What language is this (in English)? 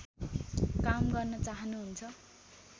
Nepali